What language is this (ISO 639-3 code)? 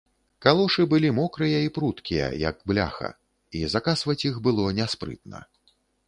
bel